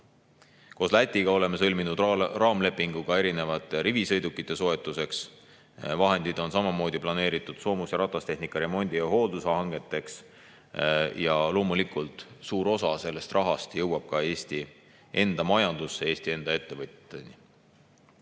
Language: Estonian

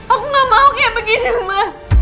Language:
Indonesian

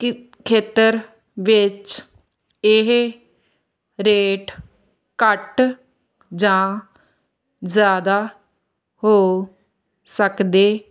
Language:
Punjabi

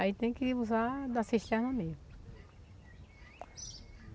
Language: Portuguese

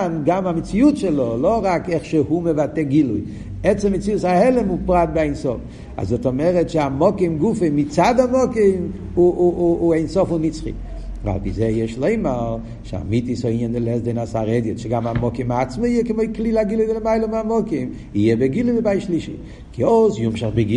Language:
Hebrew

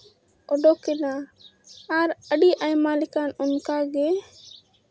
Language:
Santali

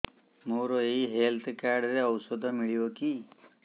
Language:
Odia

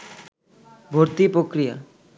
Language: Bangla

